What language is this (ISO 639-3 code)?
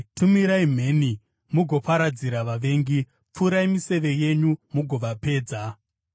sna